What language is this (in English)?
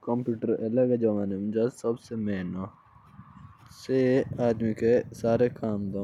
Jaunsari